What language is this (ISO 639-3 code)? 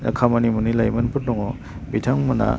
brx